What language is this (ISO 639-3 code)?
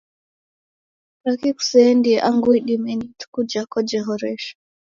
dav